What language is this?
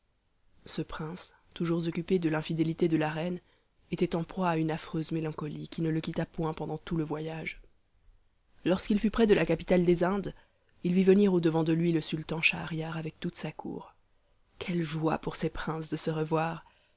French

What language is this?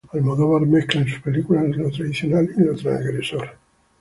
Spanish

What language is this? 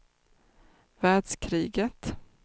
Swedish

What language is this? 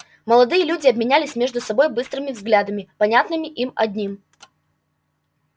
Russian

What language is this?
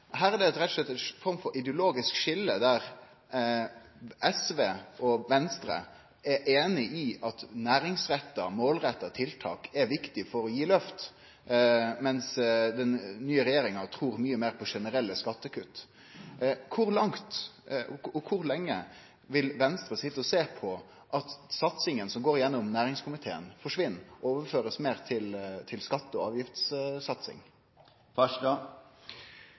Norwegian Nynorsk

